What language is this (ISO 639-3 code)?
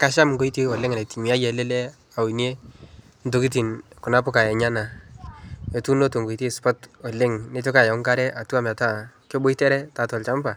mas